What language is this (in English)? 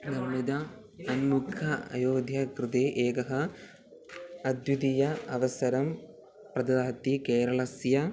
Sanskrit